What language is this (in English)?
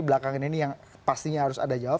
Indonesian